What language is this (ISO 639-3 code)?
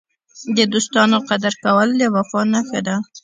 pus